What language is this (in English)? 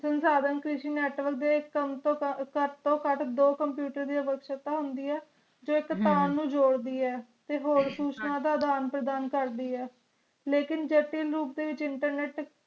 Punjabi